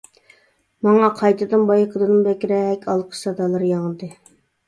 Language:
Uyghur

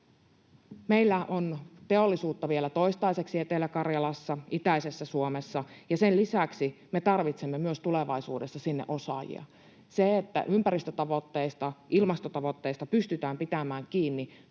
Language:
Finnish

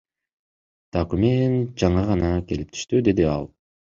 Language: Kyrgyz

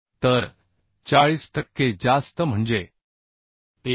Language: Marathi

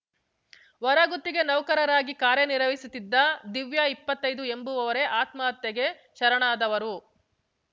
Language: Kannada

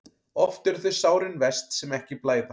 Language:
Icelandic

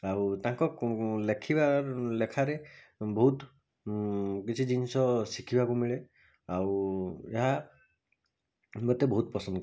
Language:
Odia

